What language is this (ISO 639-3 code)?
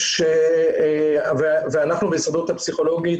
heb